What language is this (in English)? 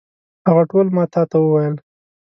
Pashto